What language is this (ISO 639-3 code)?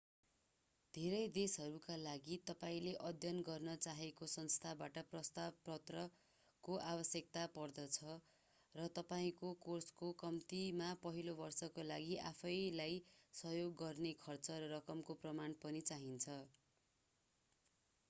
nep